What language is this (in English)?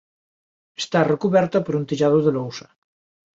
Galician